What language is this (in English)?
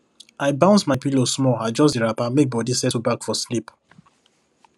Nigerian Pidgin